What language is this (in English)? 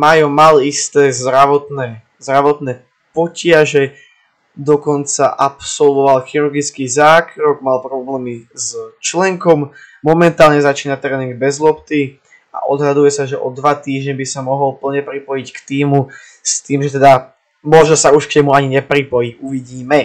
Slovak